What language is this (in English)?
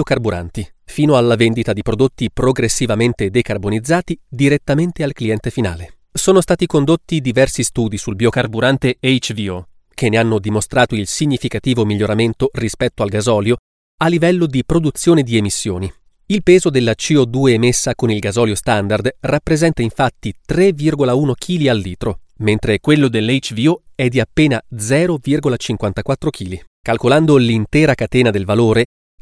Italian